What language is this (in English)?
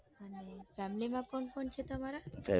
Gujarati